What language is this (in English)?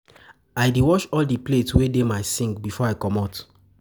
Nigerian Pidgin